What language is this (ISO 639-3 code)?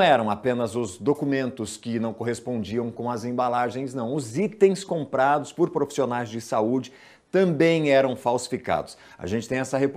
por